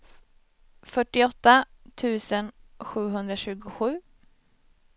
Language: Swedish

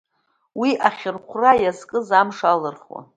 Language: Abkhazian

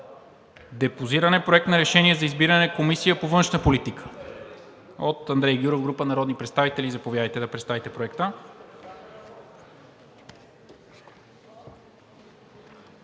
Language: Bulgarian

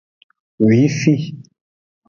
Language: Aja (Benin)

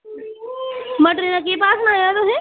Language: Dogri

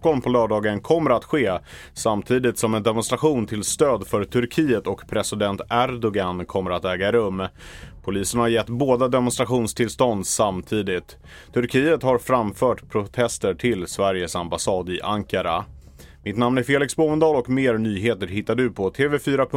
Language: Swedish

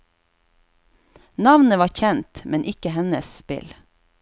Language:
Norwegian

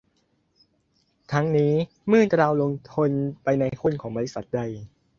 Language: Thai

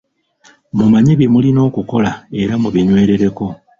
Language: Ganda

